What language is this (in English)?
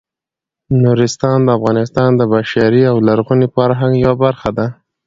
Pashto